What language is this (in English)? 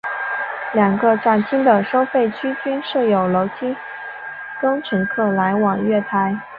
Chinese